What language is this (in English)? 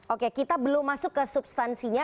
Indonesian